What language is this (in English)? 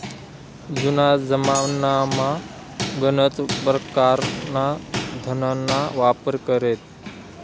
Marathi